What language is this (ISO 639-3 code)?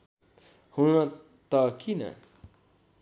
nep